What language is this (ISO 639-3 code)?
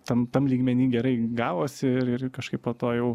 lit